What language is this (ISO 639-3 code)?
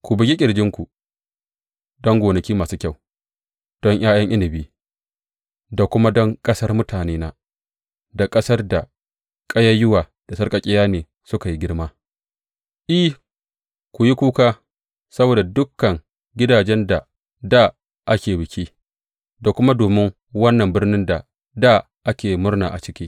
hau